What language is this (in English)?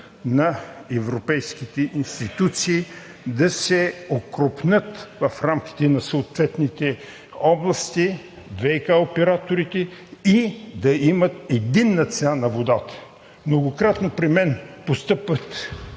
Bulgarian